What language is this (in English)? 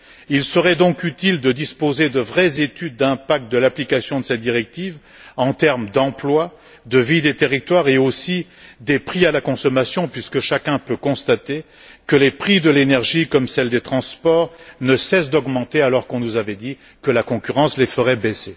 French